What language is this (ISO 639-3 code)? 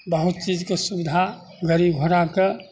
mai